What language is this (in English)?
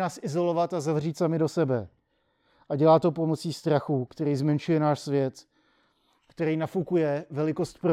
Czech